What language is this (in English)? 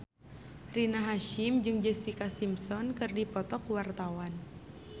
Sundanese